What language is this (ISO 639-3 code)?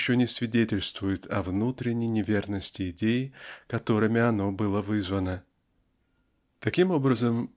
rus